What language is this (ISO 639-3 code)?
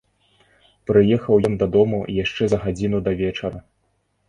bel